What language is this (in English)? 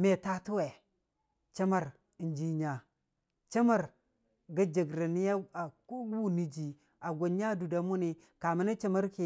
Dijim-Bwilim